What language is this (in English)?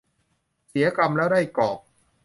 Thai